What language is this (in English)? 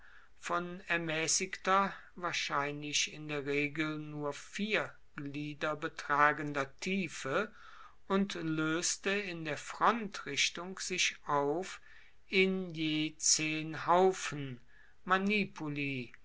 German